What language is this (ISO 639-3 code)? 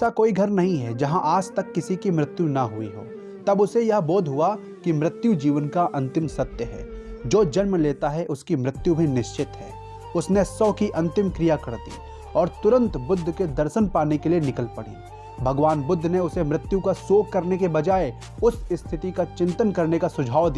hin